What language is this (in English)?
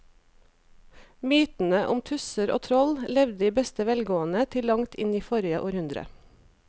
Norwegian